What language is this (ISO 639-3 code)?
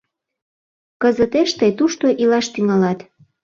chm